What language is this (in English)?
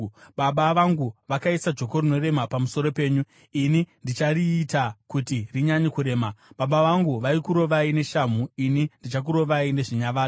Shona